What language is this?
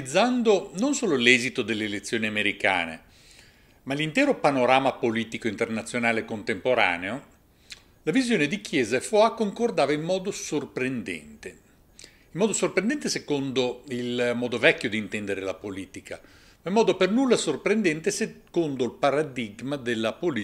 Italian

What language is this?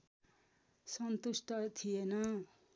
Nepali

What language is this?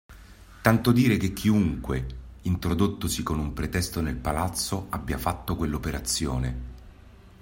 Italian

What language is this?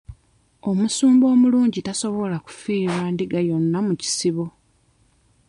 Ganda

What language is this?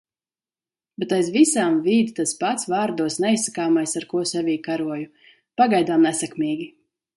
Latvian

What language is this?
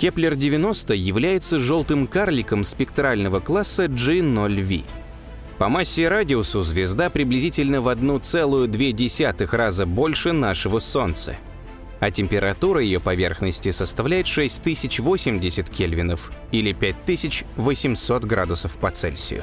Russian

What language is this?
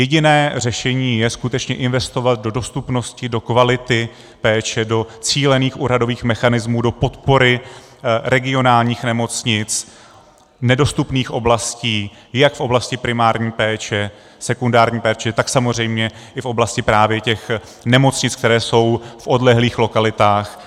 Czech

